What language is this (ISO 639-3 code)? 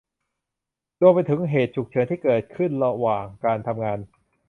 tha